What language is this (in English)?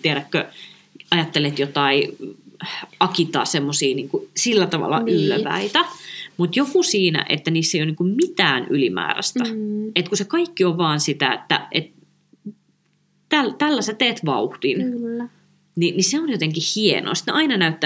Finnish